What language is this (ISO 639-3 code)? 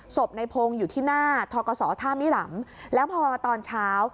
tha